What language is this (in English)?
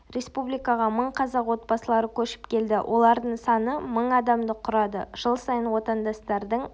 Kazakh